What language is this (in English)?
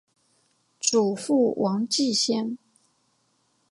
Chinese